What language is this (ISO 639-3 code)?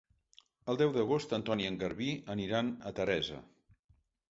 cat